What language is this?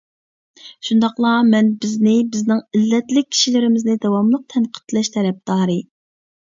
Uyghur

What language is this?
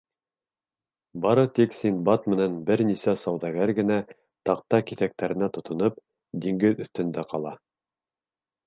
Bashkir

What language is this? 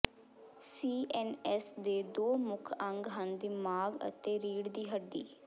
Punjabi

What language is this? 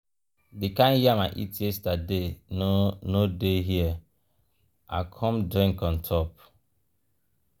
Nigerian Pidgin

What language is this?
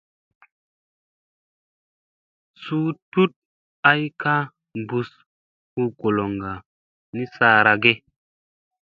Musey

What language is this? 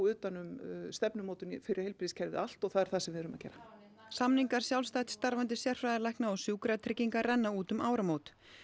Icelandic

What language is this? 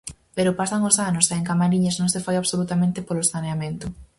Galician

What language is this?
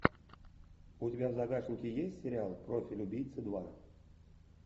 Russian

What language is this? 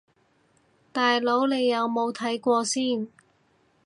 Cantonese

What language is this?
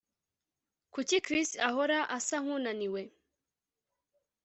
Kinyarwanda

